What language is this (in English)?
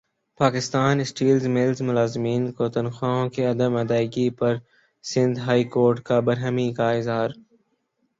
Urdu